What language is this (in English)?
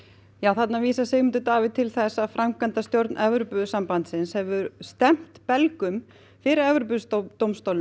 Icelandic